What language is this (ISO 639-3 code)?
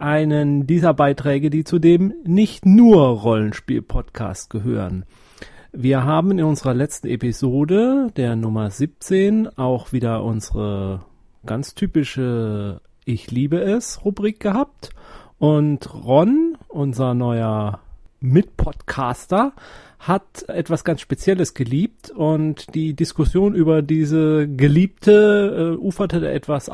deu